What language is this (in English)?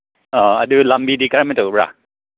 Manipuri